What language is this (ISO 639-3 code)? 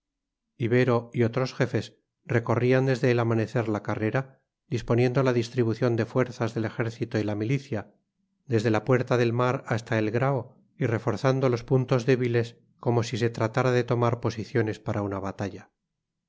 spa